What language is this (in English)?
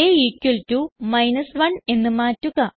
Malayalam